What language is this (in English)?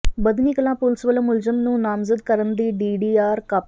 Punjabi